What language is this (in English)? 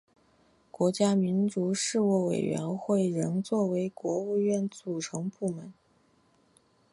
Chinese